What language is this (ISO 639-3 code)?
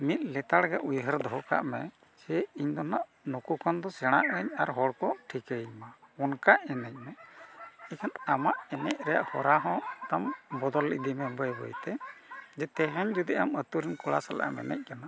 sat